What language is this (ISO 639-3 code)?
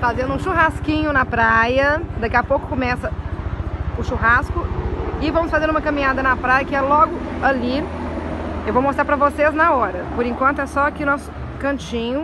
por